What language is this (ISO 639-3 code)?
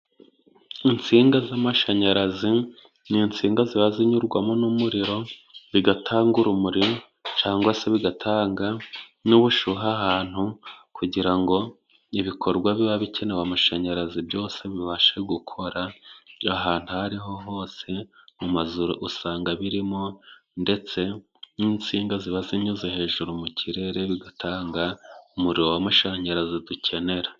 kin